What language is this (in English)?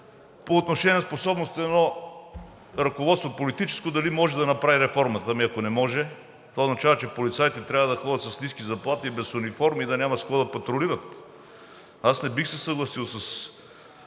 Bulgarian